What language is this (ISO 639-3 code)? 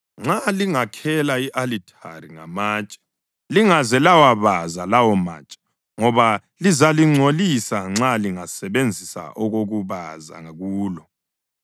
nde